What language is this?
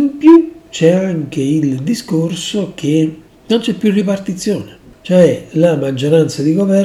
Italian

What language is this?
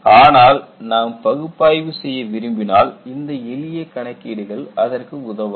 Tamil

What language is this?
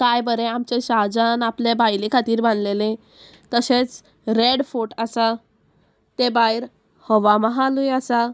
Konkani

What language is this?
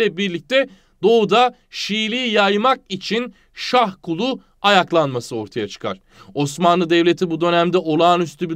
Turkish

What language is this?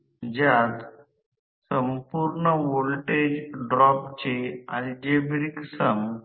Marathi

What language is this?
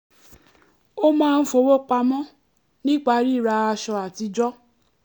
Yoruba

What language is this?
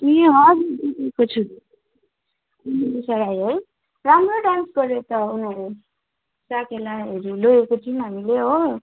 Nepali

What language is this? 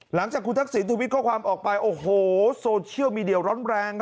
Thai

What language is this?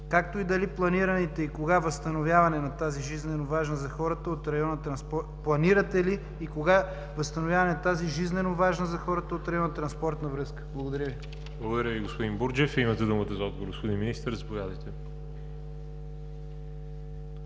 Bulgarian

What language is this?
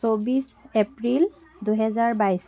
Assamese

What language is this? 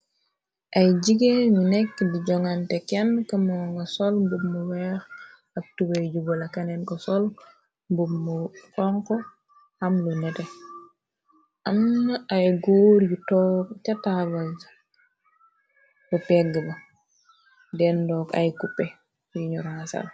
Wolof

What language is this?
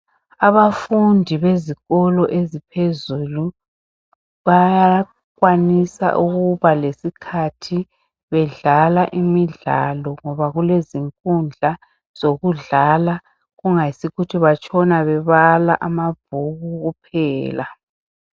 North Ndebele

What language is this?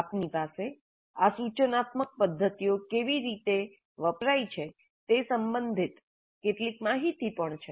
Gujarati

